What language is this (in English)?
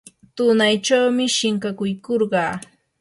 Yanahuanca Pasco Quechua